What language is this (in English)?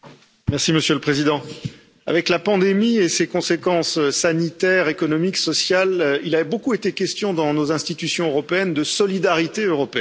French